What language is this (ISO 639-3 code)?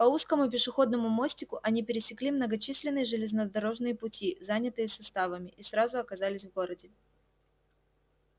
rus